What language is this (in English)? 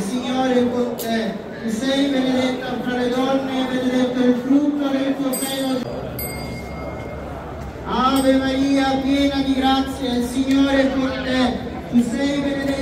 Italian